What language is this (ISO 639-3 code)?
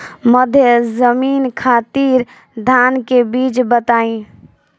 bho